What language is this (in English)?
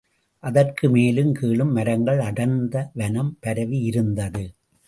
Tamil